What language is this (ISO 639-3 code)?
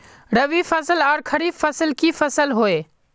mag